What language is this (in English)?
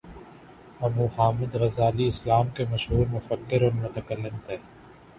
Urdu